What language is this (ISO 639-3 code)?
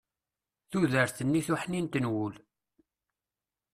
kab